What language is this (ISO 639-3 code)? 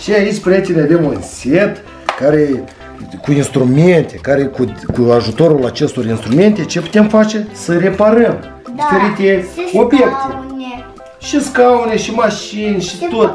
ron